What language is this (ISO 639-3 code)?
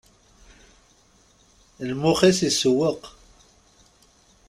kab